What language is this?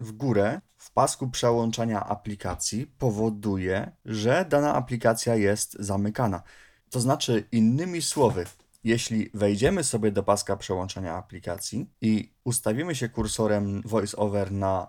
Polish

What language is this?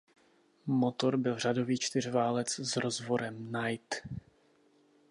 Czech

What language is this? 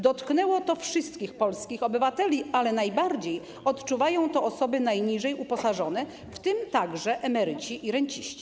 Polish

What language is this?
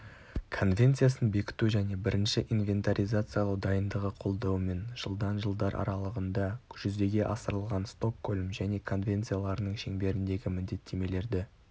Kazakh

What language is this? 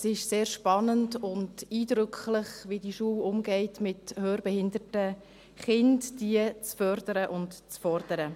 Swiss German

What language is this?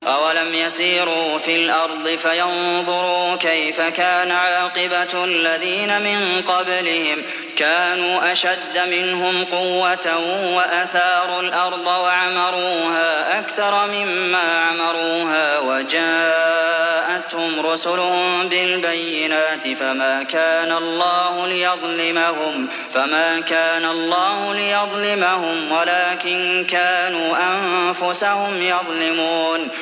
Arabic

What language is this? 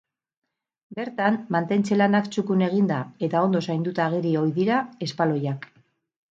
Basque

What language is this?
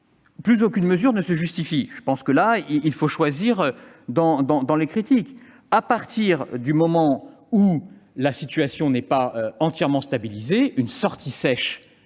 French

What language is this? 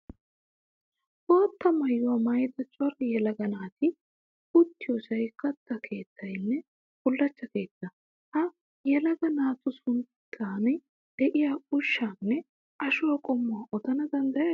Wolaytta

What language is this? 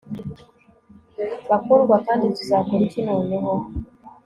Kinyarwanda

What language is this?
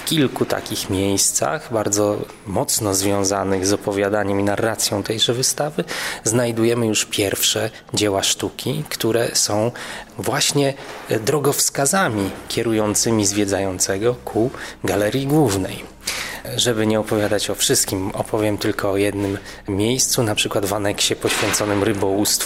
Polish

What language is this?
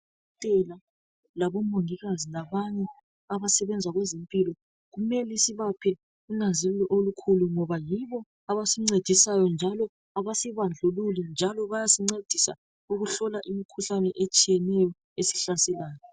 North Ndebele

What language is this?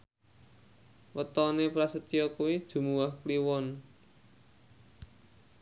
Javanese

